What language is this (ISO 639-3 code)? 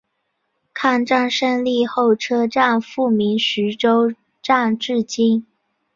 zho